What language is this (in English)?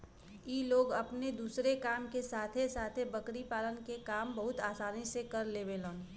Bhojpuri